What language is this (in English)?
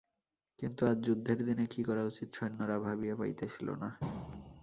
Bangla